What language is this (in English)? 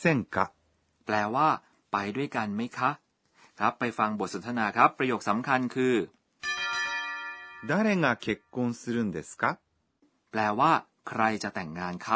Thai